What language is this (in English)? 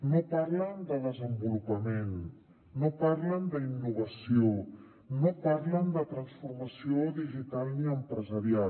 Catalan